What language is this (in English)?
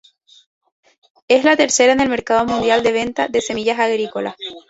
Spanish